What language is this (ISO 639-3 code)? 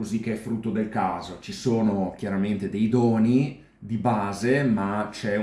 ita